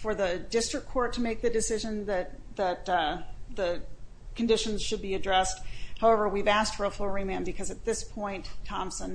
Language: English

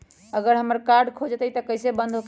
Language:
Magahi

